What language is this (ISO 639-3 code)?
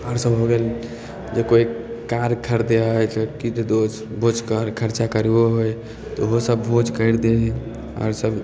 mai